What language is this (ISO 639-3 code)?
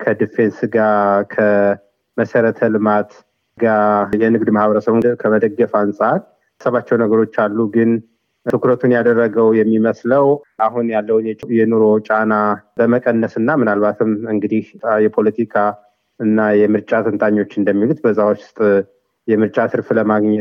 amh